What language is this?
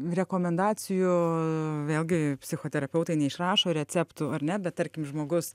Lithuanian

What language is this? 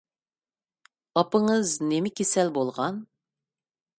Uyghur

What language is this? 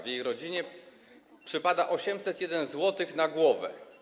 Polish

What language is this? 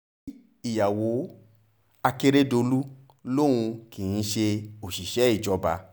Yoruba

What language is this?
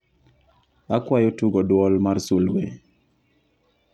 Luo (Kenya and Tanzania)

